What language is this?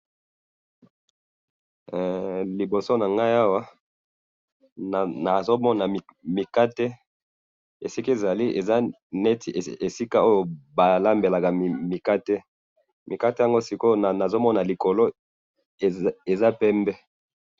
Lingala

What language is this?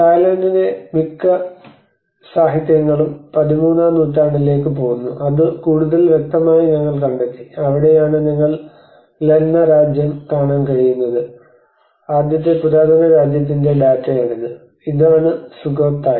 Malayalam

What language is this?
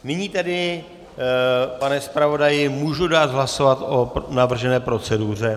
Czech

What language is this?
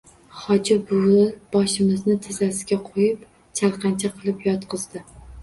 Uzbek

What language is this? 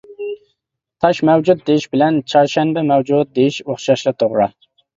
Uyghur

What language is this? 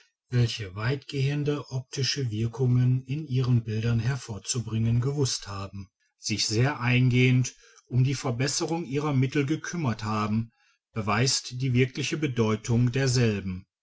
German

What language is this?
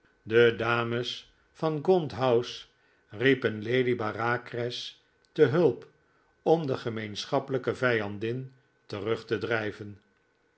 Dutch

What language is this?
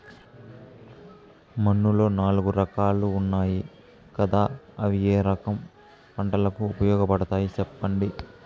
Telugu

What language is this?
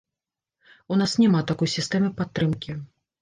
Belarusian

